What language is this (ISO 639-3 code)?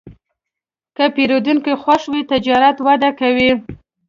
pus